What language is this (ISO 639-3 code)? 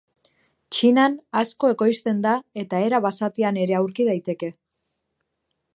eus